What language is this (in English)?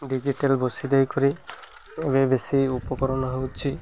Odia